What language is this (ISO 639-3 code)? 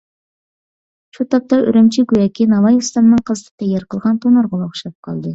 uig